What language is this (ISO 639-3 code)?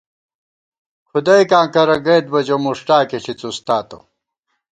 gwt